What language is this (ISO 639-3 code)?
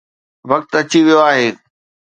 snd